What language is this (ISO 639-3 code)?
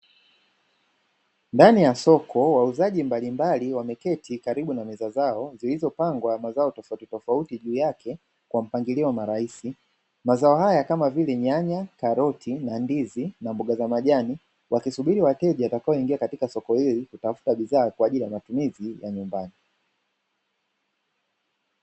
swa